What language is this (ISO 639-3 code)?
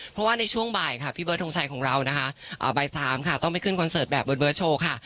tha